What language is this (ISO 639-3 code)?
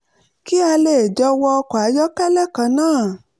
yor